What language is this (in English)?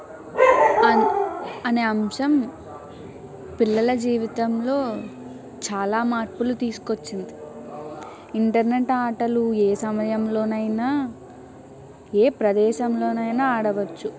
Telugu